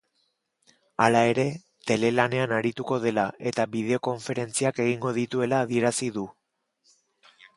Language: Basque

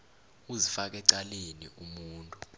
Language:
South Ndebele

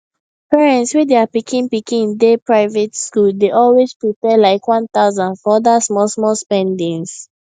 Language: Nigerian Pidgin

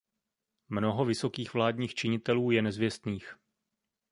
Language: Czech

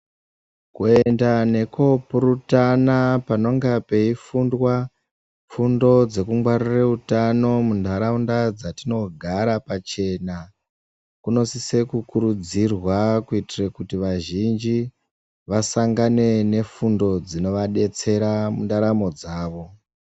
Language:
Ndau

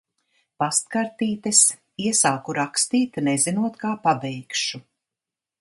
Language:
Latvian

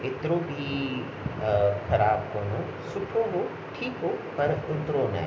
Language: Sindhi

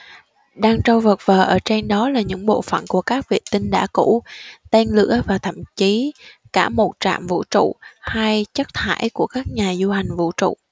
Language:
Vietnamese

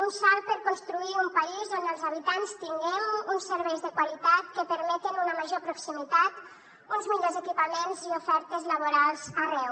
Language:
Catalan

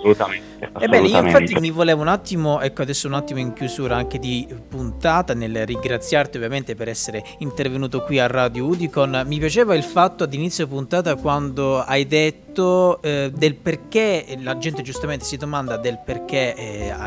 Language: Italian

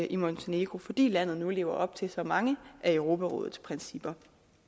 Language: Danish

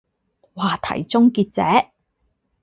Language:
Cantonese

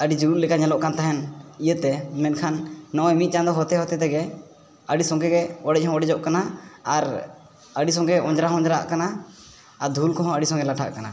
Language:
Santali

